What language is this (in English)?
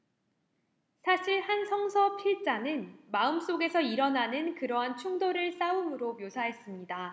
Korean